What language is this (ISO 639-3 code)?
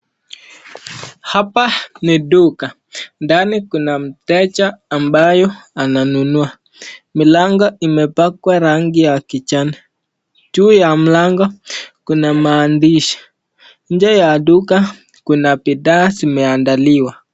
swa